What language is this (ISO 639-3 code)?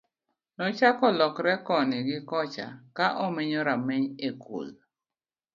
luo